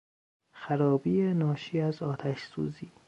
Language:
Persian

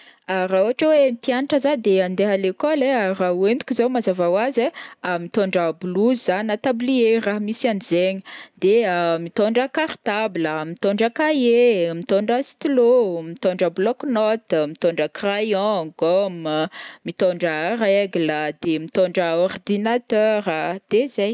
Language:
Northern Betsimisaraka Malagasy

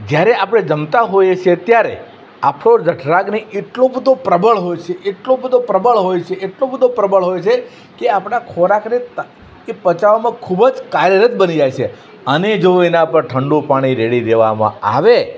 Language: Gujarati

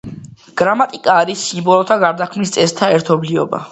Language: Georgian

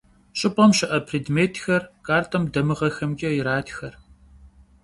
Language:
Kabardian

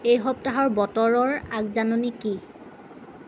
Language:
Assamese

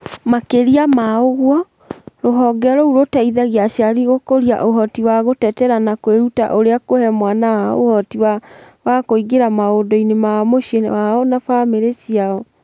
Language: Kikuyu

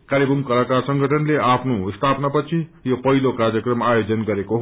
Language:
Nepali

